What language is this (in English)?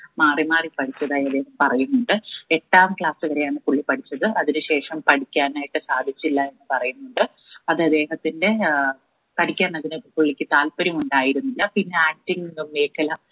Malayalam